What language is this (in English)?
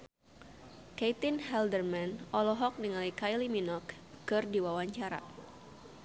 Sundanese